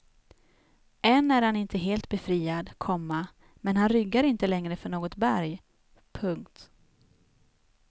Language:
Swedish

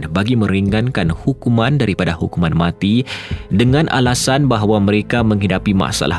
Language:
Malay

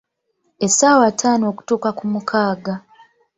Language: Ganda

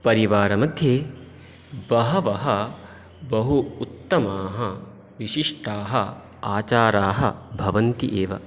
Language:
Sanskrit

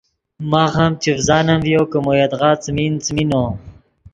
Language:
Yidgha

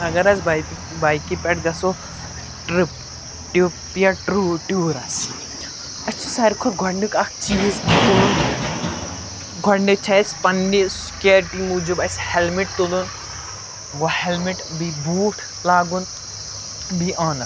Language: Kashmiri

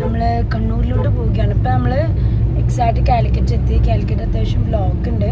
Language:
Malayalam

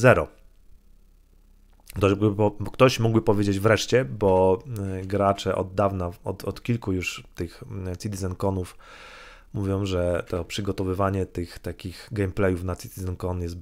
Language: Polish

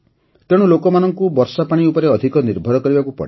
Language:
Odia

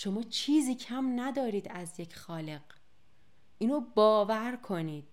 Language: Persian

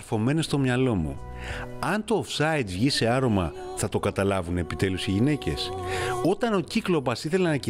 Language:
Greek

